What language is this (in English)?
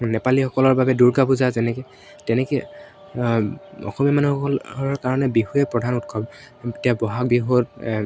Assamese